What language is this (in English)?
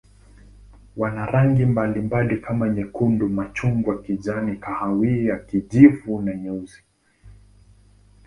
Swahili